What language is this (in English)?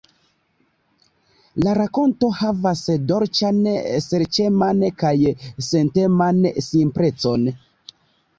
Esperanto